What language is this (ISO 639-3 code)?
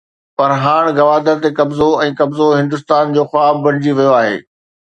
snd